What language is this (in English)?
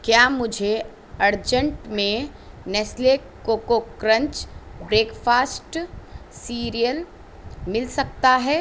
Urdu